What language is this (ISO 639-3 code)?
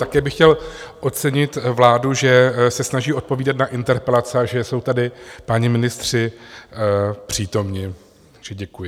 ces